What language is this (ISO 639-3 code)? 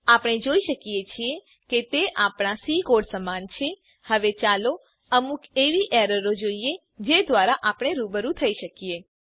guj